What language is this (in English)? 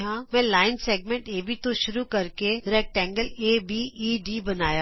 Punjabi